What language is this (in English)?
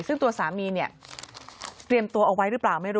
Thai